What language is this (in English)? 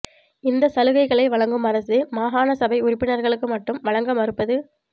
Tamil